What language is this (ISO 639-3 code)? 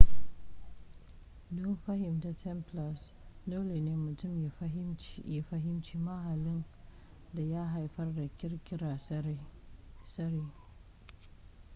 hau